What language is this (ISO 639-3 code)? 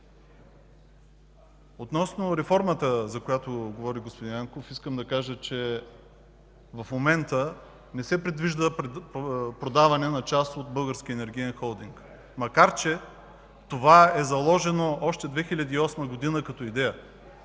bul